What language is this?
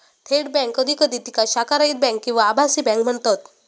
Marathi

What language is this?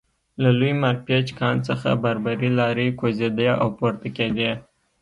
Pashto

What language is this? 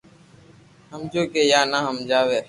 Loarki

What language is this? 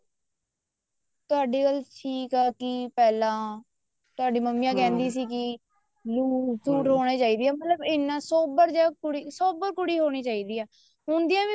Punjabi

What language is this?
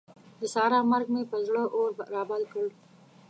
Pashto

